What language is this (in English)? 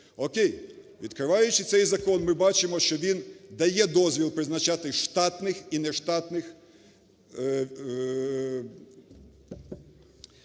Ukrainian